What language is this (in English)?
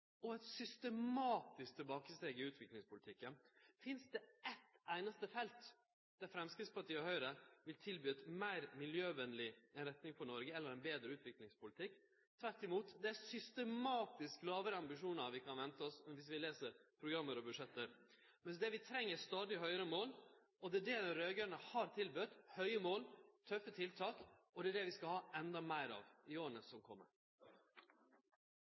Norwegian Nynorsk